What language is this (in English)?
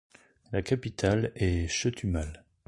French